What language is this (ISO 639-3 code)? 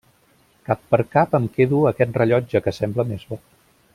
cat